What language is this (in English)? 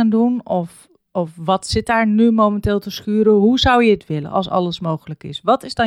Dutch